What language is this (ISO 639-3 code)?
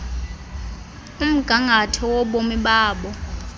xho